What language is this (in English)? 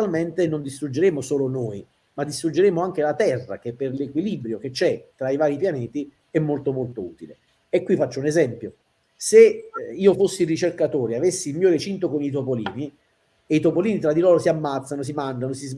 Italian